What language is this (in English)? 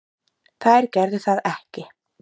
Icelandic